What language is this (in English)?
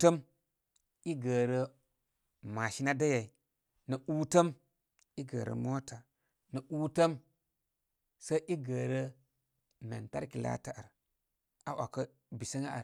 Koma